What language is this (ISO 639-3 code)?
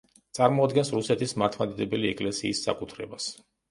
kat